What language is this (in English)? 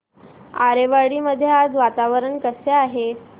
Marathi